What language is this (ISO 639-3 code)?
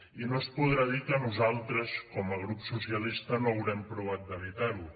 cat